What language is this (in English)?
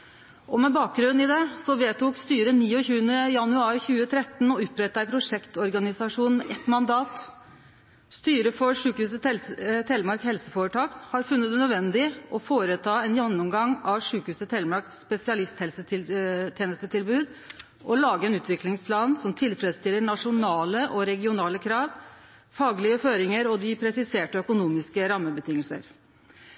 Norwegian Nynorsk